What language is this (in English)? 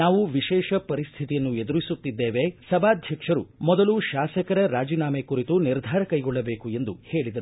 Kannada